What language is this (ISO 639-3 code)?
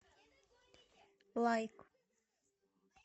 rus